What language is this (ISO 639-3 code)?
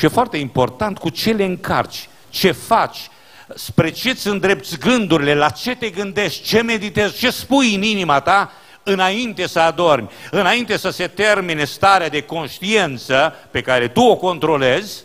ron